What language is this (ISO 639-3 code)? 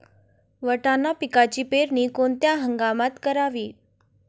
mar